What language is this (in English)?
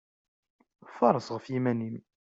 Kabyle